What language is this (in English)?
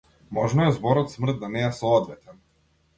Macedonian